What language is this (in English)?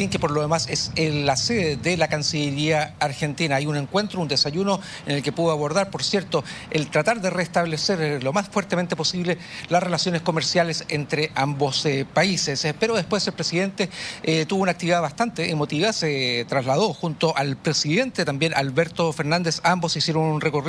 Spanish